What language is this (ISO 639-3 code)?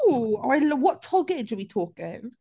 cym